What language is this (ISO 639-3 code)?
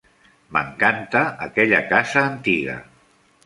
cat